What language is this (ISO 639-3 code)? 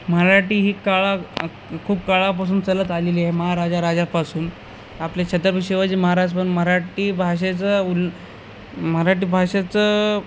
mar